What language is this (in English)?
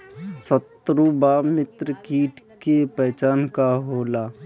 Bhojpuri